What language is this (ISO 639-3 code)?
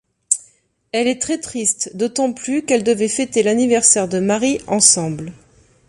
fra